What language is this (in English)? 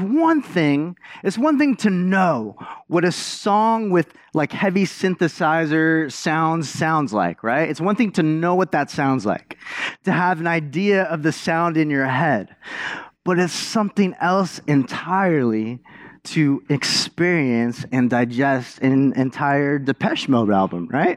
English